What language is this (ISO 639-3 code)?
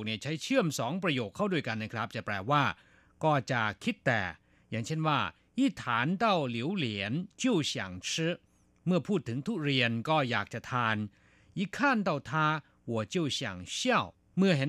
tha